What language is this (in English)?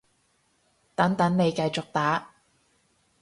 Cantonese